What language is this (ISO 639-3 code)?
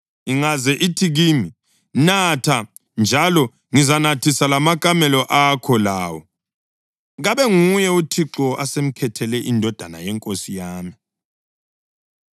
nde